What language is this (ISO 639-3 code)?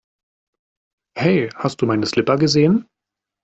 deu